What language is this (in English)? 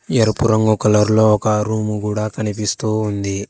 Telugu